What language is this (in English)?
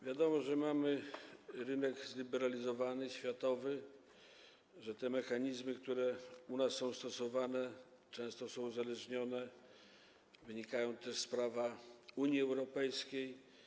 Polish